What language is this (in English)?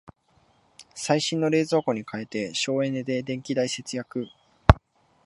Japanese